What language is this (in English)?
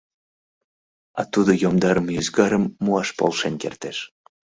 Mari